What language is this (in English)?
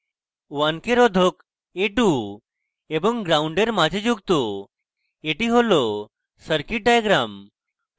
Bangla